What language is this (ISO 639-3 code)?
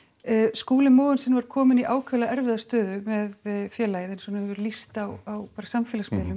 isl